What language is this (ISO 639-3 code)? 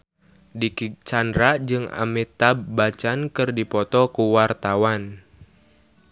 sun